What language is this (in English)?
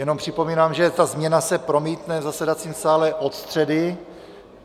Czech